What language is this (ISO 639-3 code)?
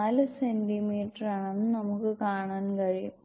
mal